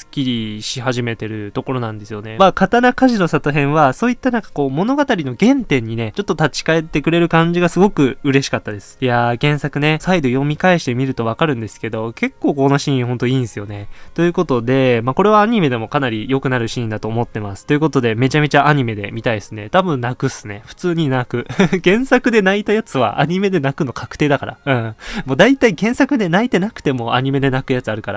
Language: Japanese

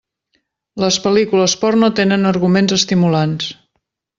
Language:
Catalan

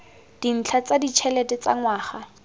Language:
Tswana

